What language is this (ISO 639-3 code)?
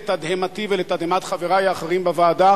heb